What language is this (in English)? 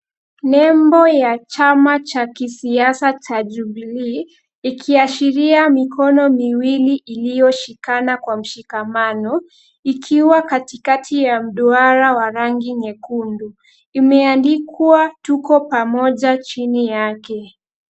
Swahili